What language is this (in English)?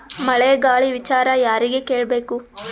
Kannada